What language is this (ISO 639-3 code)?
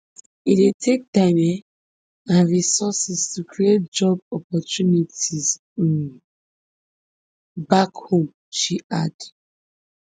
pcm